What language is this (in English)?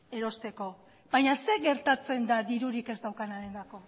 Basque